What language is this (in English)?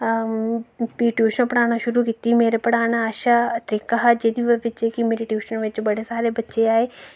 Dogri